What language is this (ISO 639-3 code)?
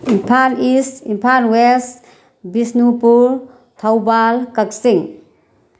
mni